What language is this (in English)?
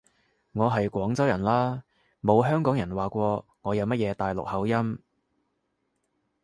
Cantonese